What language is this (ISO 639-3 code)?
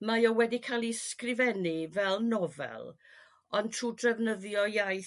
cym